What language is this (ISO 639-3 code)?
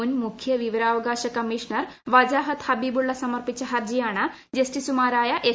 mal